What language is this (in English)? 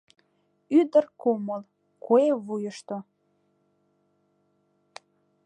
Mari